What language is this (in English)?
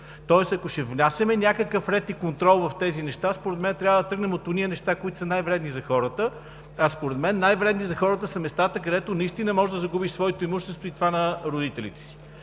Bulgarian